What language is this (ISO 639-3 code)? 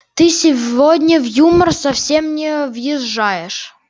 rus